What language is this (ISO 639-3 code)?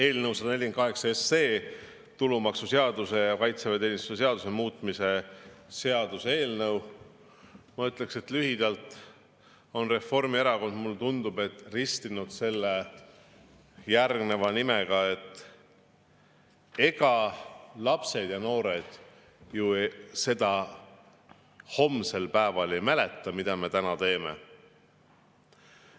est